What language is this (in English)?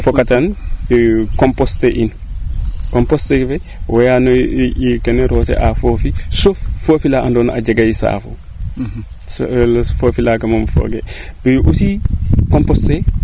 Serer